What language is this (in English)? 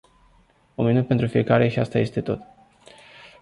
Romanian